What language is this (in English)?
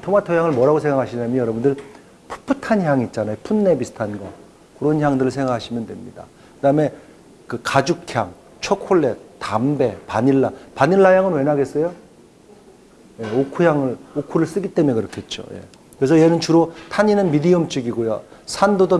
Korean